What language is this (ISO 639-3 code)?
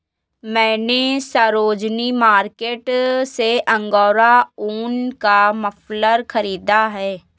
hin